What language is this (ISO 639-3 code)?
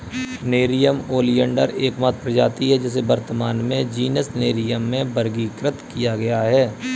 hin